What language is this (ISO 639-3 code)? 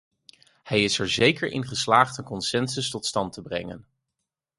nld